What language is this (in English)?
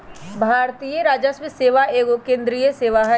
Magahi